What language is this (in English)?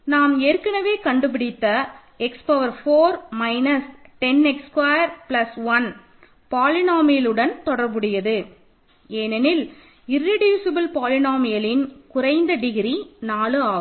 Tamil